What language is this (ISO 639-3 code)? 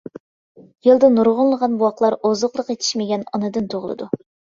uig